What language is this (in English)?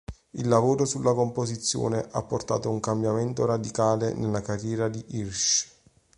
Italian